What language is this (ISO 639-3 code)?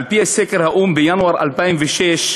heb